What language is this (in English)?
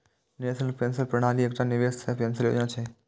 Maithili